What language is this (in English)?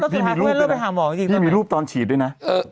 Thai